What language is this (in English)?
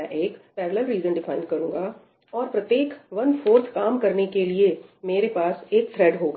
Hindi